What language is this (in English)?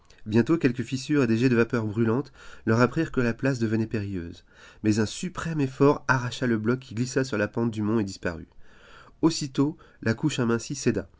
French